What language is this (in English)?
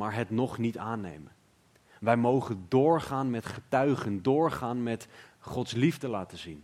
Dutch